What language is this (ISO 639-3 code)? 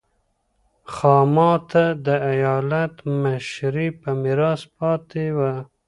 pus